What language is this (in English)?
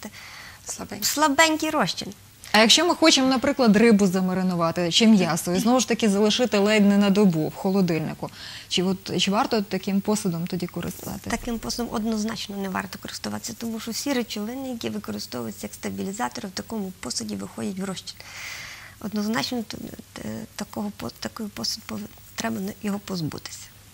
Ukrainian